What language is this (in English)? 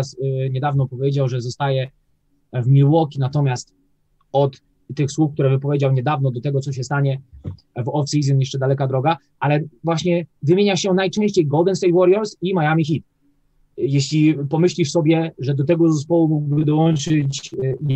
Polish